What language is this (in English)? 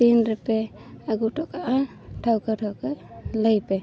Santali